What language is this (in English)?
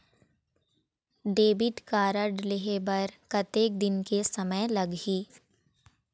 Chhattisgarhi